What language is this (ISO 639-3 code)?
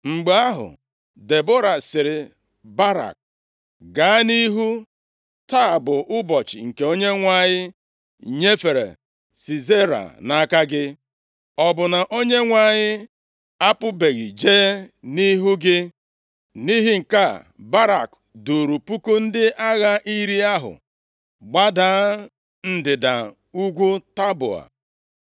ibo